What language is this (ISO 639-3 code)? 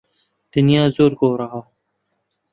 ckb